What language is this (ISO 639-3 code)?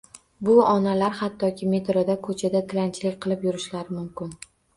uzb